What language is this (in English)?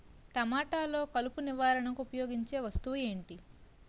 Telugu